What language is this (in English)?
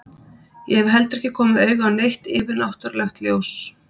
Icelandic